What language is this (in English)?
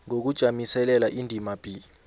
South Ndebele